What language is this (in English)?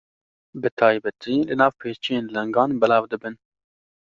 Kurdish